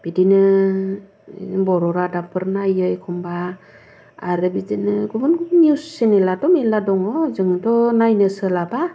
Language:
Bodo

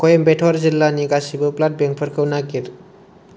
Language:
Bodo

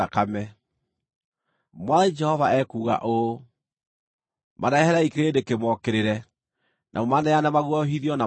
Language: Kikuyu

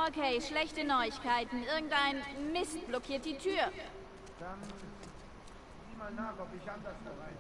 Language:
German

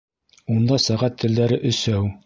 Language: Bashkir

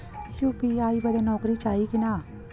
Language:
Bhojpuri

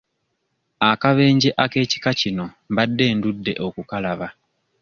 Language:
Ganda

